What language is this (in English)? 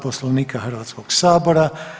Croatian